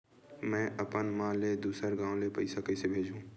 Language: Chhattisgarhi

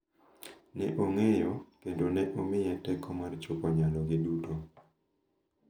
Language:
Luo (Kenya and Tanzania)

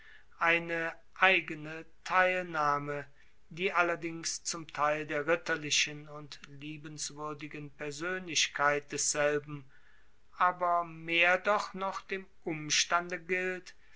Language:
German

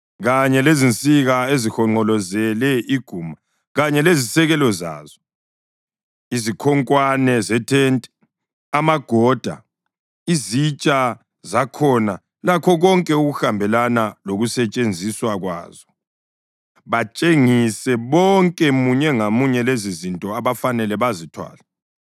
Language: North Ndebele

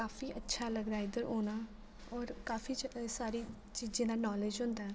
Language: Dogri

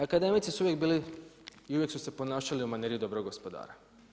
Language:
Croatian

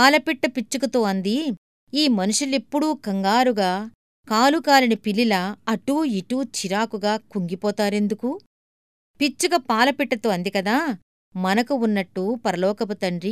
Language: Telugu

